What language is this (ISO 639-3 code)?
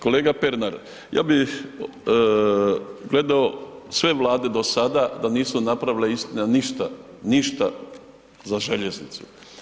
hrv